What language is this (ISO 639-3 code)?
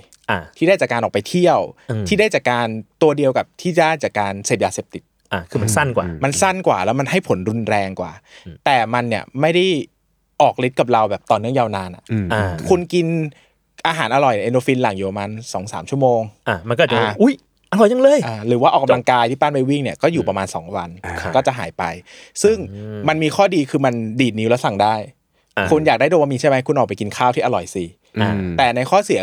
tha